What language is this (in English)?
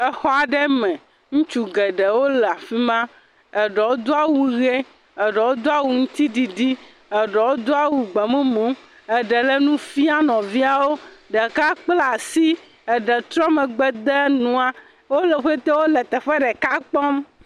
Ewe